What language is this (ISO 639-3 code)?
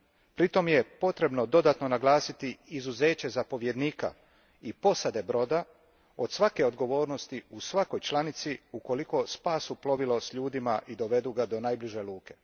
hrv